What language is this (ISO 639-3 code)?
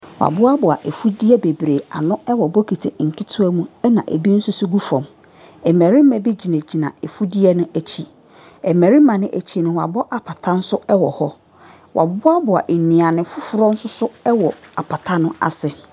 aka